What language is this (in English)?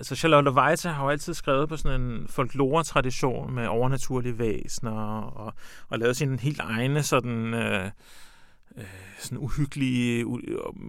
Danish